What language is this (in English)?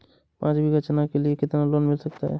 Hindi